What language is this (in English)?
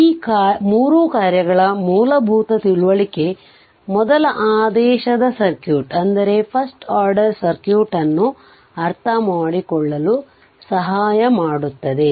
Kannada